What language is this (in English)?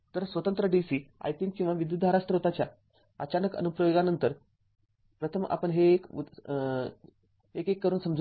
Marathi